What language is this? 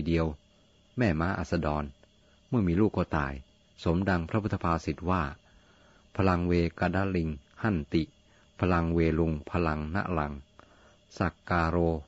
Thai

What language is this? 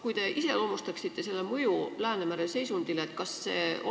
Estonian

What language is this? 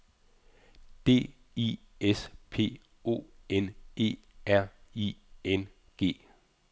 Danish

